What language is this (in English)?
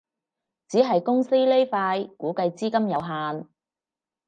Cantonese